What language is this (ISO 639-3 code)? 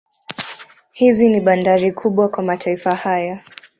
swa